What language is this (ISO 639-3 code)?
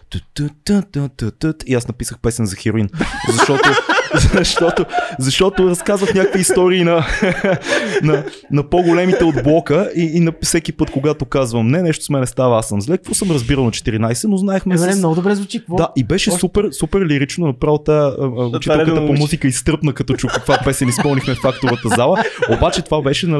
bul